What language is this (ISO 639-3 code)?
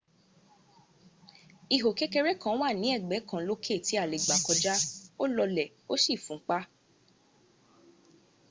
yor